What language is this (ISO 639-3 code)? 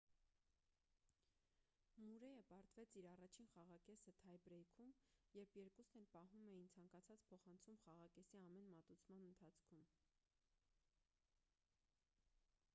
hye